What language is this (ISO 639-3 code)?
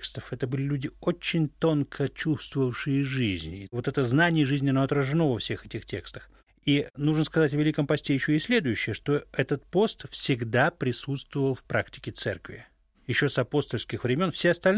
rus